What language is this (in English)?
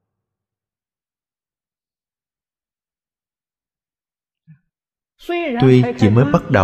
Vietnamese